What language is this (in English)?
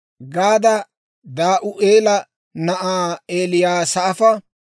Dawro